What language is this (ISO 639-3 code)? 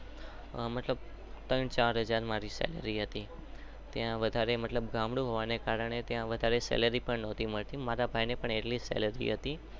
guj